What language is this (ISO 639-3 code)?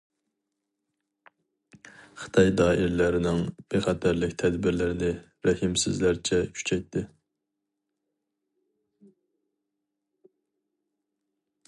uig